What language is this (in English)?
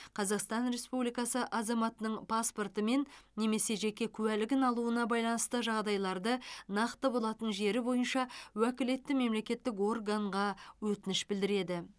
Kazakh